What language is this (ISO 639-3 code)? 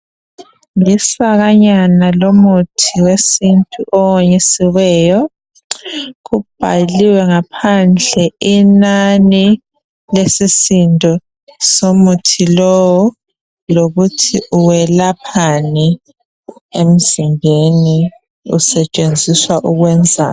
nde